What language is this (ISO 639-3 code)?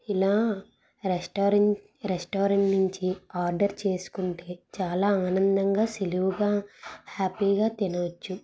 tel